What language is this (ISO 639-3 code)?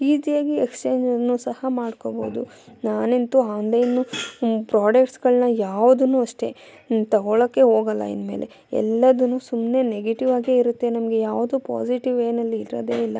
kan